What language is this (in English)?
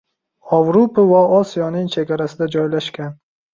Uzbek